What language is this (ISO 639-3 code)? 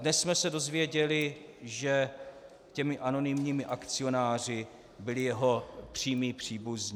ces